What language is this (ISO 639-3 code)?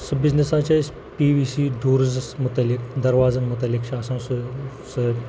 kas